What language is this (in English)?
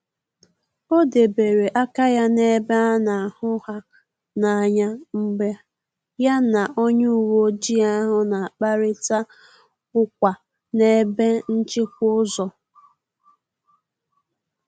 Igbo